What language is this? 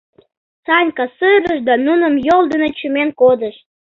Mari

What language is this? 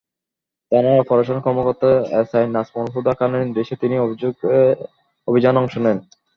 Bangla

